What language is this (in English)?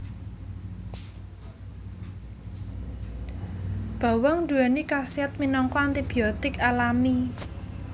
Javanese